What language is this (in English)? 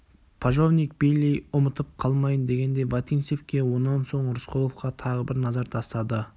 Kazakh